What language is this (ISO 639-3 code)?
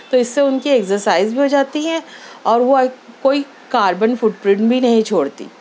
urd